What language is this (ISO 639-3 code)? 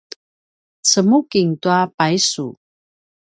pwn